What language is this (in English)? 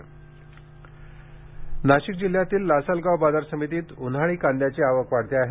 Marathi